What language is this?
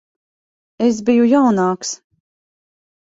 Latvian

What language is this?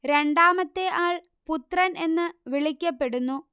Malayalam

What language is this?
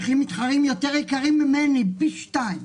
Hebrew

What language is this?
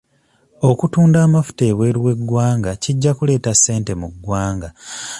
Ganda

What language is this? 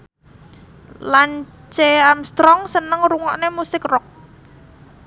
Javanese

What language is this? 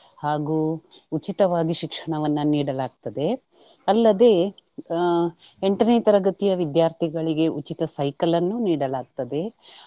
Kannada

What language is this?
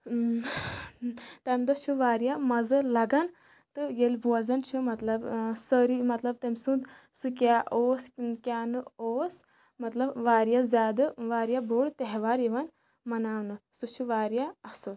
Kashmiri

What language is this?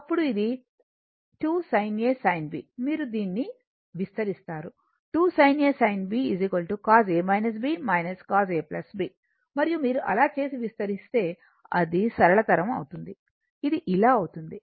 Telugu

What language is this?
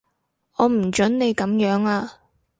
Cantonese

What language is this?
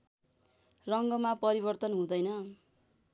Nepali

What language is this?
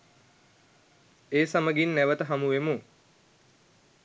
Sinhala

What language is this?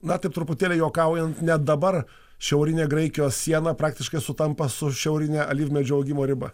Lithuanian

